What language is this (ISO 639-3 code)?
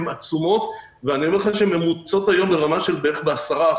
heb